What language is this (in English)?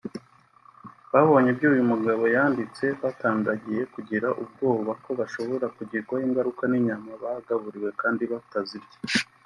Kinyarwanda